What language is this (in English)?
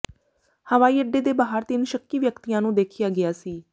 Punjabi